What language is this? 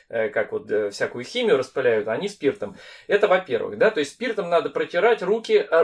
Russian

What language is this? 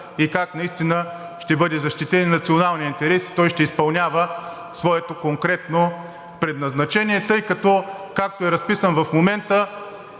Bulgarian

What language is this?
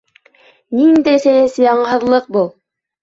Bashkir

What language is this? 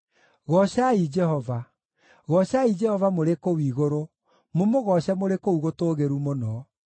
Kikuyu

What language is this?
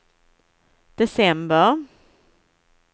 Swedish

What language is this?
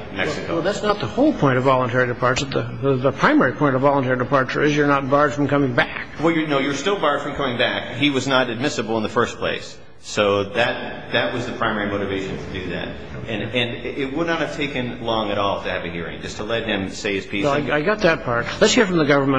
English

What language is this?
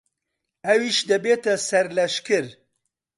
Central Kurdish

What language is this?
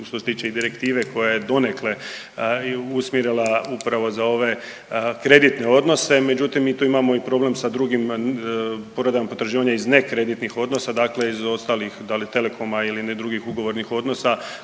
Croatian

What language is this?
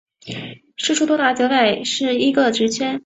Chinese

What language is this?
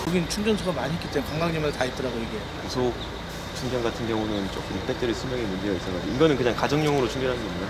Korean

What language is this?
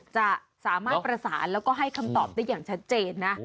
Thai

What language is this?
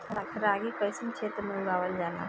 Bhojpuri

